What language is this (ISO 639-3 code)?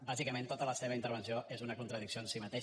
cat